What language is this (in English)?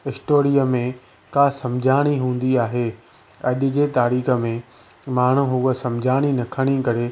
Sindhi